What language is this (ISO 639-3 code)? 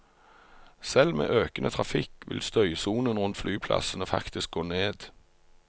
nor